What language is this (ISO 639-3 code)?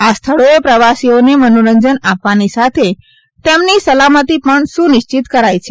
guj